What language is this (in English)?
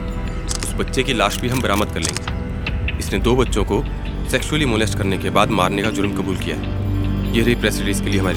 Hindi